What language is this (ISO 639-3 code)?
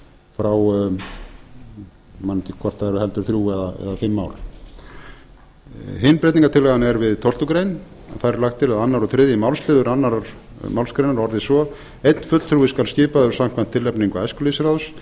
isl